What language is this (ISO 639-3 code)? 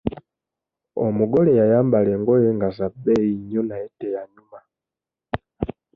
lug